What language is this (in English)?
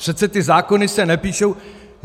Czech